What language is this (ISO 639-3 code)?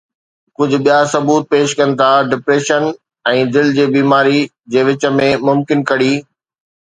snd